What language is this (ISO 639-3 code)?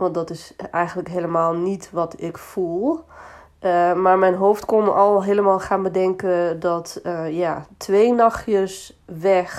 nld